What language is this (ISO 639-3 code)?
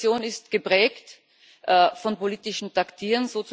deu